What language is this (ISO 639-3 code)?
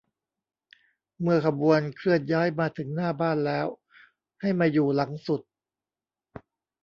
tha